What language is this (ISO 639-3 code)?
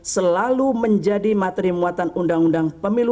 ind